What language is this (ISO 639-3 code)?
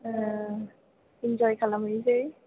brx